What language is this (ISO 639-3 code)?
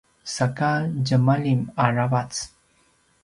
pwn